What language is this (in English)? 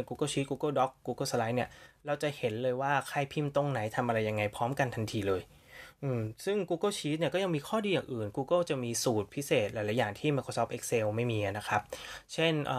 Thai